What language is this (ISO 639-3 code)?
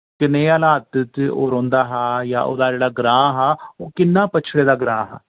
doi